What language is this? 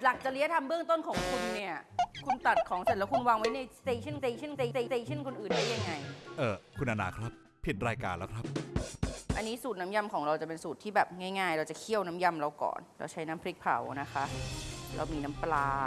Thai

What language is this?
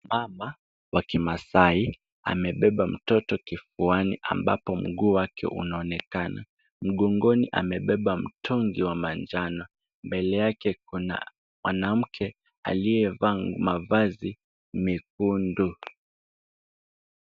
Swahili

